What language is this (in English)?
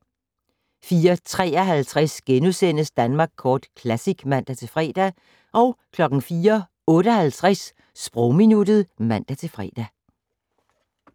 Danish